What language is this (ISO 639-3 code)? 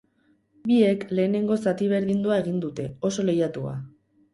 eus